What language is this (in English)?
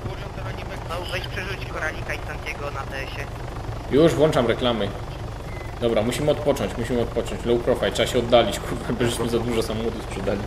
Polish